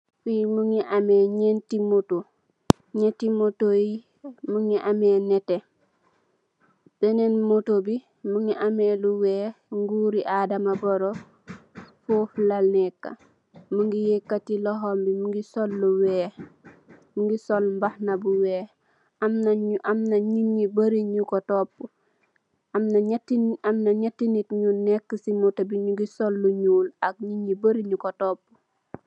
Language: Wolof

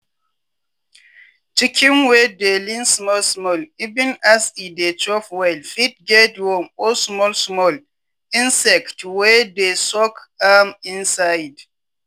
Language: Nigerian Pidgin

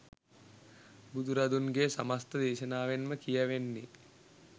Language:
Sinhala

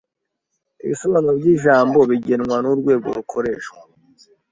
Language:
Kinyarwanda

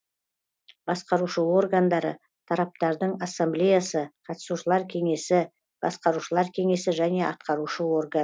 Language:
Kazakh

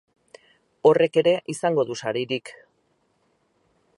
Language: Basque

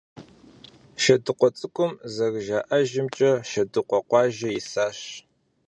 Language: Kabardian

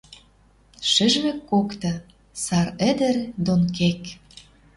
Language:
Western Mari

